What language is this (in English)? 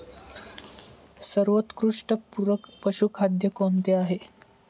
Marathi